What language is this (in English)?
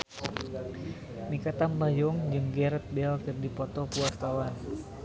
Sundanese